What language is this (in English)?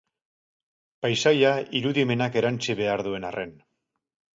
Basque